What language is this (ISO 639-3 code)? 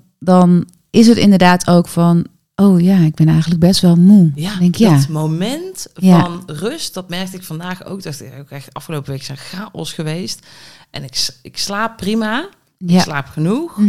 nld